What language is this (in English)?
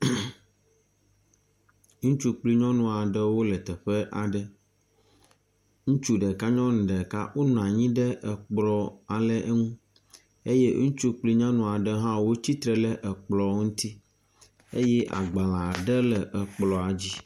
Ewe